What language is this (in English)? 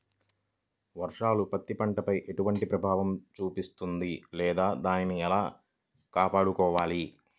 Telugu